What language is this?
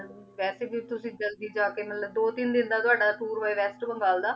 Punjabi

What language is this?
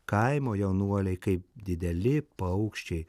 Lithuanian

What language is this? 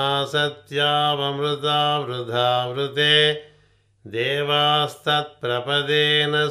Telugu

